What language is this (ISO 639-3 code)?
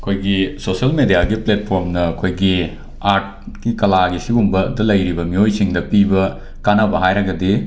mni